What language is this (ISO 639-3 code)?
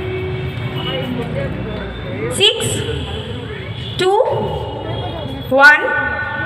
hin